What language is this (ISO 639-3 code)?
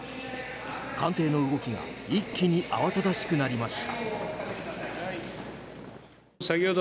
jpn